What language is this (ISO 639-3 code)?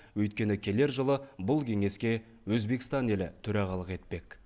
kaz